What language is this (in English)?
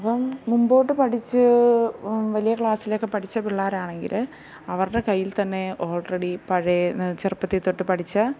Malayalam